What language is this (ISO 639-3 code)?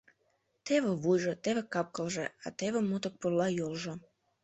chm